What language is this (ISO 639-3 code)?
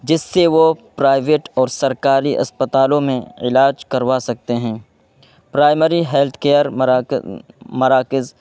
urd